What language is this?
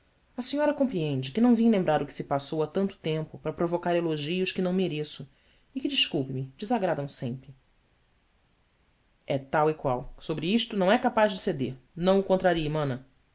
Portuguese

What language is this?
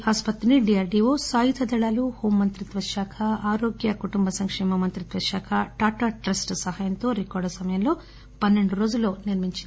Telugu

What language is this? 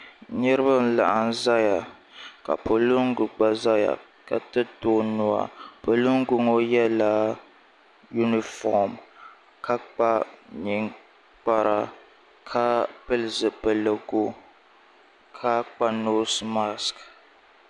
Dagbani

